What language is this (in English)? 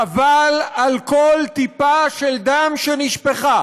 Hebrew